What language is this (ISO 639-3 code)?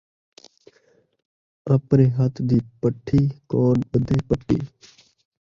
skr